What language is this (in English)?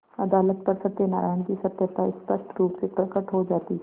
Hindi